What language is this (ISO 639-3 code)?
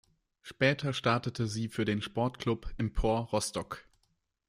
deu